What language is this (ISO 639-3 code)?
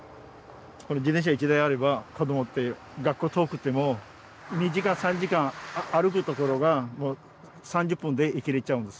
jpn